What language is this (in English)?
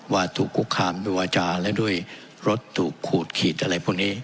Thai